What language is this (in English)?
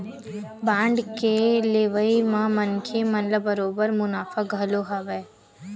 Chhattisgarhi